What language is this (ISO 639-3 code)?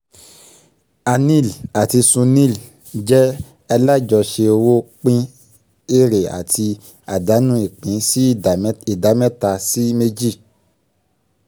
yor